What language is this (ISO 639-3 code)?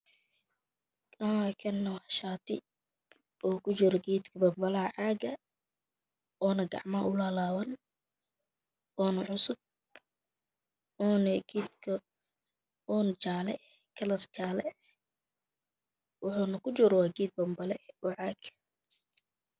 som